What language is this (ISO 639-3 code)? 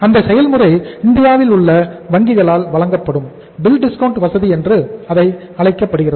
tam